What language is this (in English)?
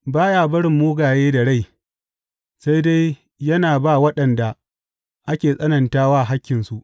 Hausa